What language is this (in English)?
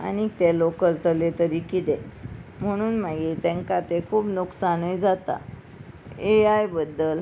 Konkani